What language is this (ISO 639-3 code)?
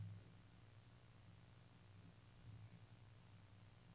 nor